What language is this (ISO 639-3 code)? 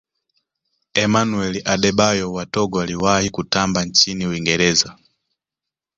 swa